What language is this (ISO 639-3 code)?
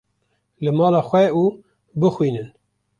kur